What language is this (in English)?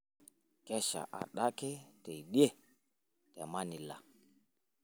Masai